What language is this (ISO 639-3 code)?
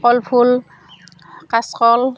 asm